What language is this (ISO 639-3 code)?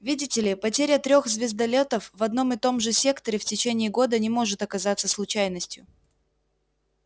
rus